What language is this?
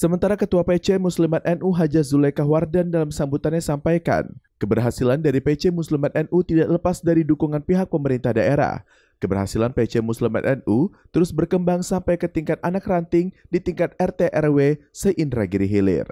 Indonesian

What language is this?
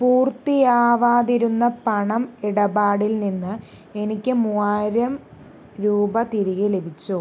Malayalam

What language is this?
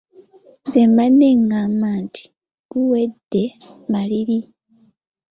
Ganda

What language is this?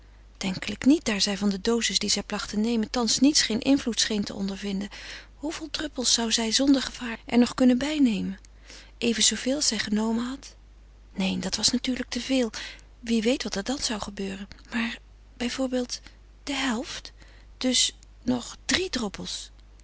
Dutch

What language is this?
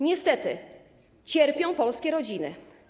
Polish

